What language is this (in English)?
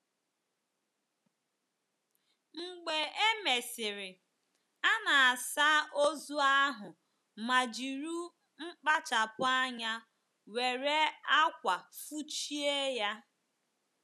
Igbo